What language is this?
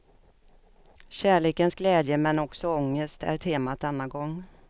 Swedish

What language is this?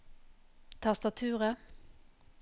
Norwegian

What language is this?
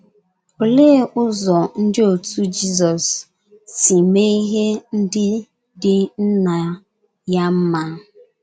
Igbo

